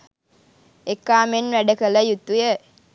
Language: Sinhala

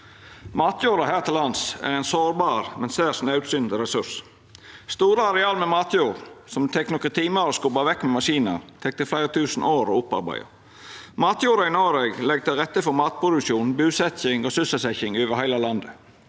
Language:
Norwegian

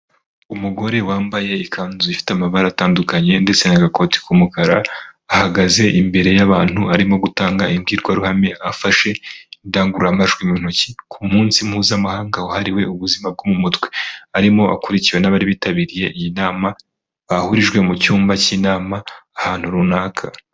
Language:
Kinyarwanda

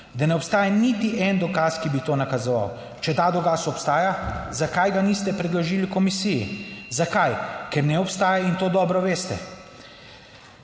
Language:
Slovenian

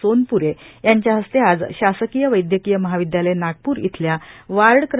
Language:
Marathi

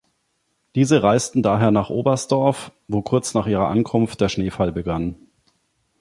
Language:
German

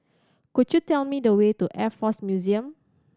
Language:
English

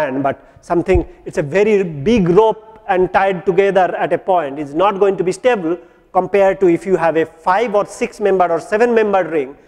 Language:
English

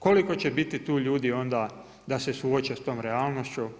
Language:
Croatian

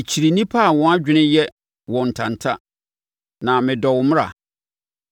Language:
Akan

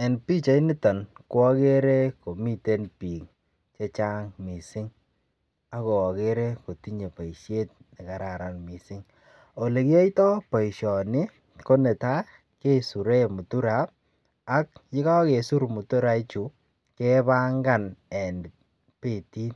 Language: Kalenjin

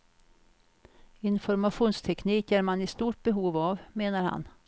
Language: Swedish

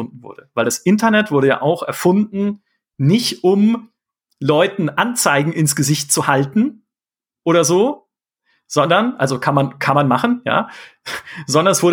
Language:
German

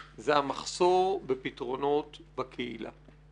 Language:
Hebrew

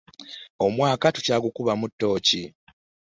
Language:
Ganda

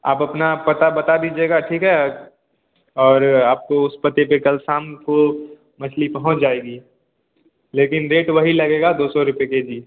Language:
Hindi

